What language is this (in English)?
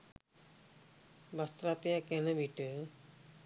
Sinhala